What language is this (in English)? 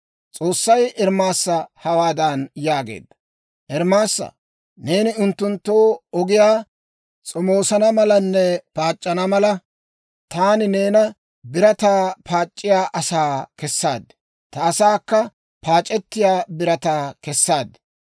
Dawro